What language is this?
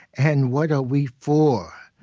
English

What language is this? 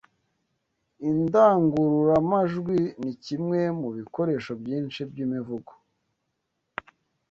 Kinyarwanda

